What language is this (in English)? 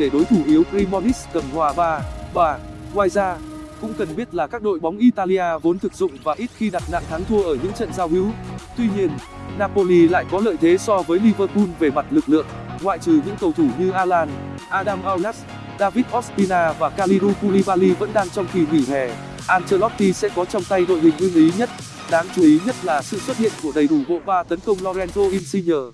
Vietnamese